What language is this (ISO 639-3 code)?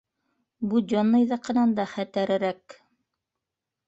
bak